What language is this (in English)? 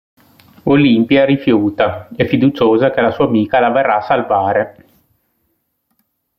Italian